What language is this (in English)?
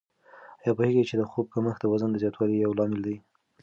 Pashto